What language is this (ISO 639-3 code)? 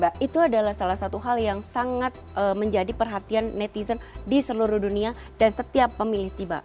ind